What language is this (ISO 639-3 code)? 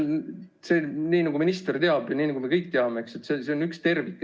est